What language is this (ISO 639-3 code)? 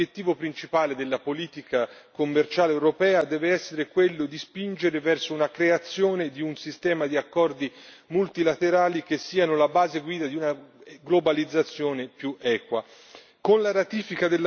ita